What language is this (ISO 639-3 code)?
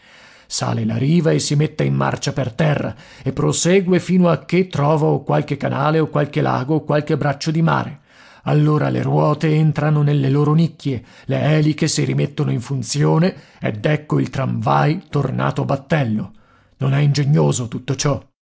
ita